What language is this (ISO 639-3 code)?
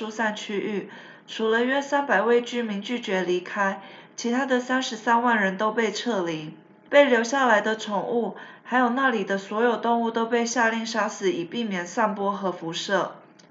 zho